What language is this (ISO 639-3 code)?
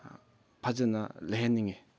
mni